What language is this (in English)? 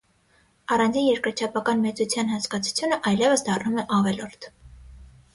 Armenian